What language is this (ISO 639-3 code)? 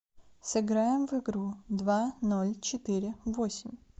rus